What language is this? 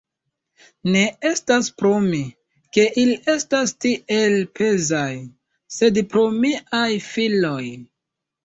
Esperanto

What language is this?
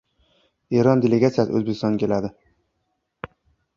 Uzbek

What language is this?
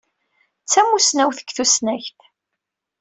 Kabyle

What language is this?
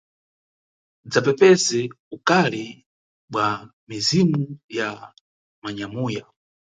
Nyungwe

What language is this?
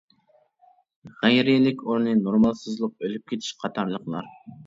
Uyghur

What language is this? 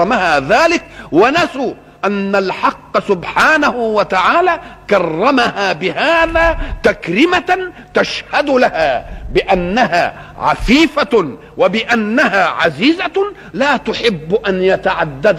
Arabic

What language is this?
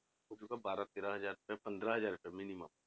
Punjabi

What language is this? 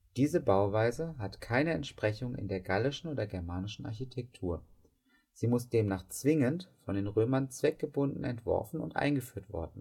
German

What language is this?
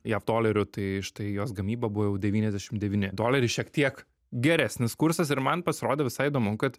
Lithuanian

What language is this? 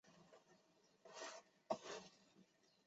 Chinese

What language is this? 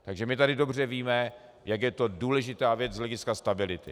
Czech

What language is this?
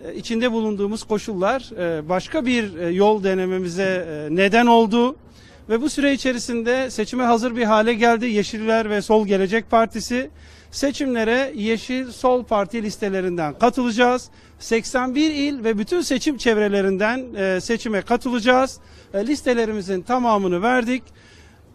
Turkish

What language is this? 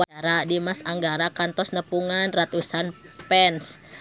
Sundanese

